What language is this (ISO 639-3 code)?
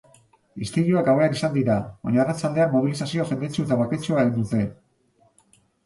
eus